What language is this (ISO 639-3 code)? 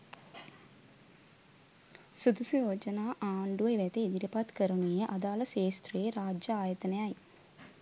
sin